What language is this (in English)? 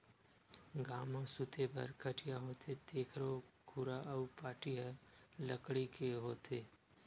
Chhattisgarhi